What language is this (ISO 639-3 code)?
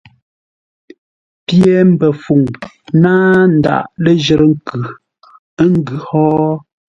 nla